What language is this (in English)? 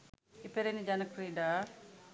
Sinhala